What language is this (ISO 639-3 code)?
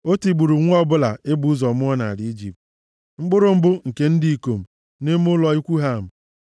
ibo